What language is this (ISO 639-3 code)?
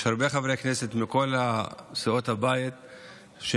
heb